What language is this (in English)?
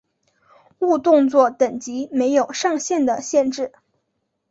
Chinese